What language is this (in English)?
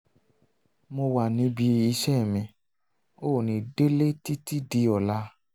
Yoruba